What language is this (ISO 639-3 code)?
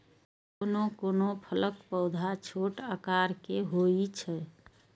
mai